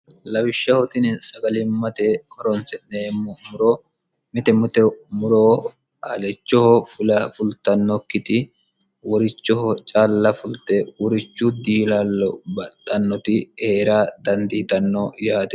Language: Sidamo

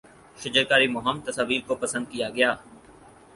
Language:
Urdu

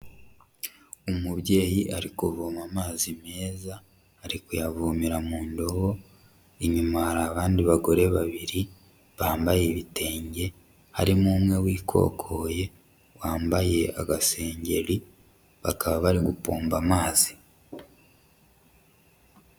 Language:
Kinyarwanda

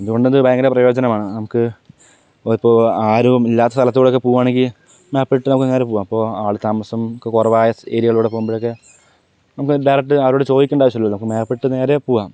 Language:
Malayalam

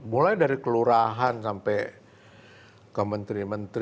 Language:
Indonesian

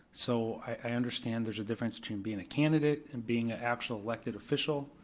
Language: English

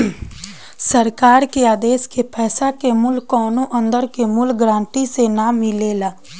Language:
Bhojpuri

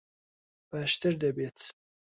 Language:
Central Kurdish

